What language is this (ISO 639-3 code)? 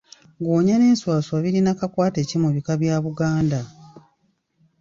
lug